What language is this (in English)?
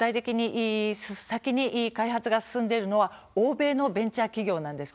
Japanese